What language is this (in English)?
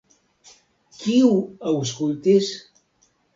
Esperanto